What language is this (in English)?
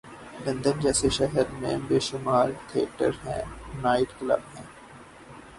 Urdu